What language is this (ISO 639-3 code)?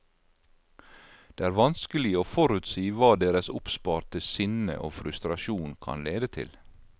nor